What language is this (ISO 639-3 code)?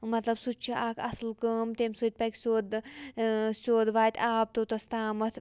kas